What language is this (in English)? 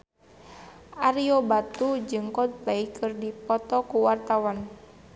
Sundanese